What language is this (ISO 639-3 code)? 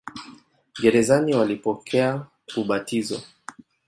swa